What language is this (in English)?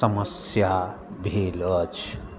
Maithili